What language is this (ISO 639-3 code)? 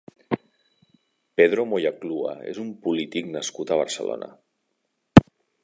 cat